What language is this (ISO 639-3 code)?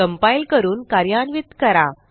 mar